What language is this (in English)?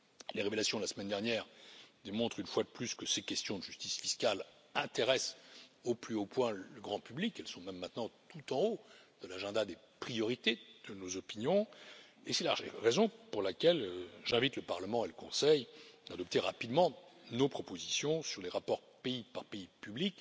French